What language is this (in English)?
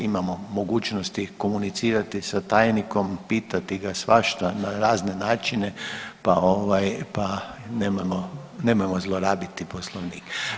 Croatian